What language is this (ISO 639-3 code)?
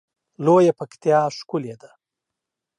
pus